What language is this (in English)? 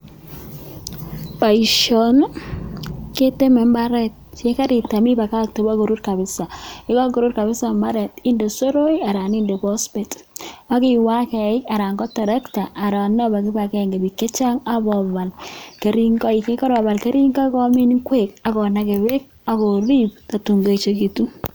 Kalenjin